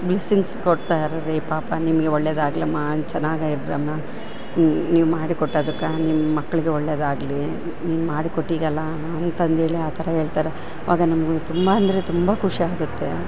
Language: Kannada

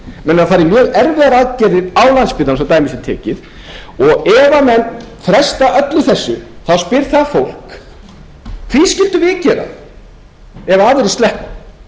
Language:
Icelandic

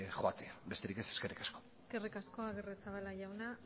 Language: Basque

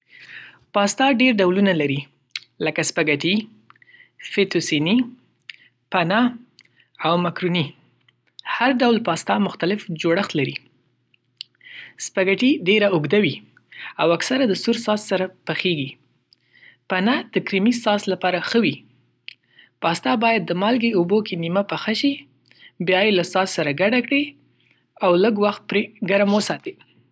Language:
Pashto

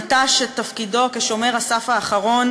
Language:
Hebrew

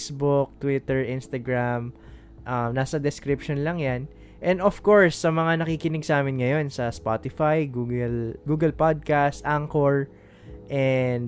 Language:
Filipino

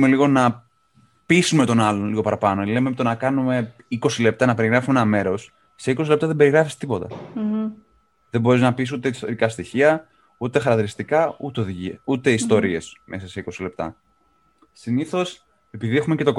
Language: Greek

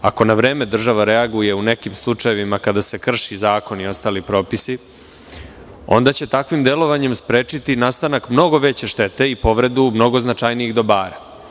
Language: Serbian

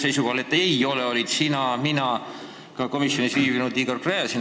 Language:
Estonian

